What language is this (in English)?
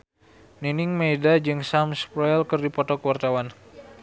Sundanese